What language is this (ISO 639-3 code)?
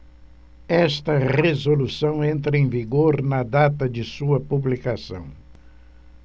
por